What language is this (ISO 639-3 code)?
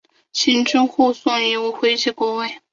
zho